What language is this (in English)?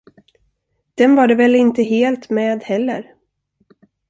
Swedish